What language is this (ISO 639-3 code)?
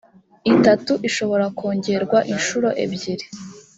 kin